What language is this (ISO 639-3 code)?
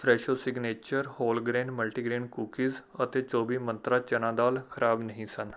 pan